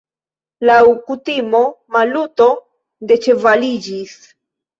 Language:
Esperanto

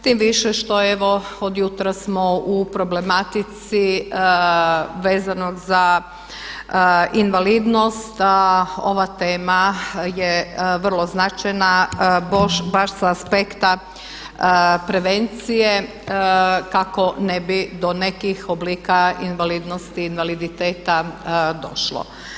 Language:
Croatian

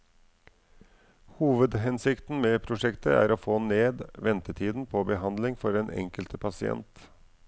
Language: Norwegian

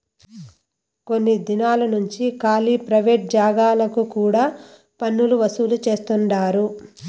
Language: Telugu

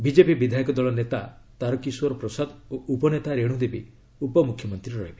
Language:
Odia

